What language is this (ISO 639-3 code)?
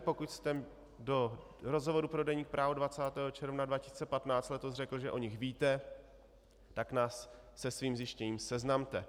ces